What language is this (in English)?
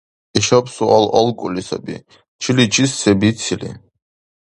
Dargwa